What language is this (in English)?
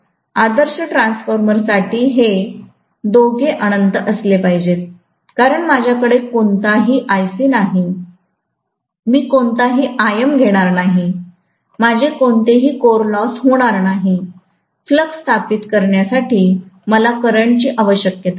Marathi